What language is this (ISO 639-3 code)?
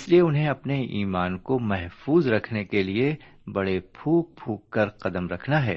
urd